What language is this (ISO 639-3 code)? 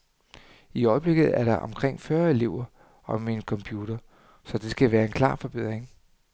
dan